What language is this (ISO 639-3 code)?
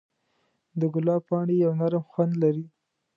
pus